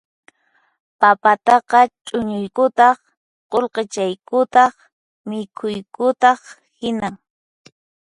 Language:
Puno Quechua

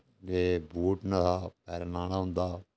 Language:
Dogri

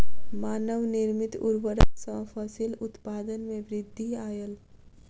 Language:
Maithili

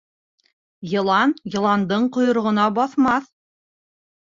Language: Bashkir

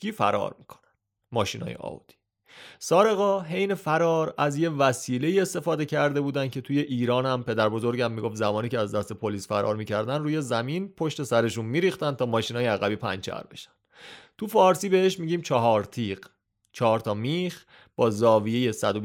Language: Persian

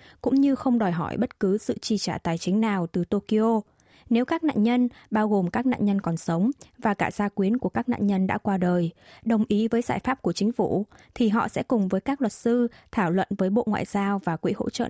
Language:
Vietnamese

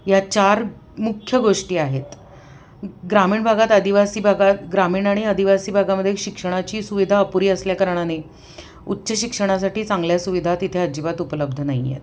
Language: Marathi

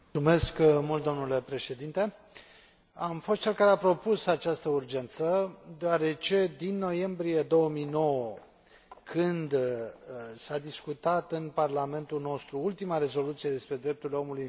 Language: Romanian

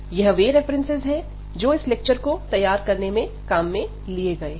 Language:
Hindi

